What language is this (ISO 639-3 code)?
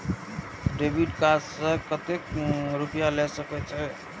mai